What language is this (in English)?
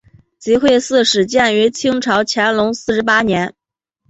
Chinese